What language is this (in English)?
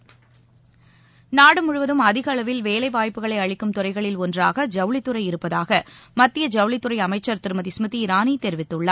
Tamil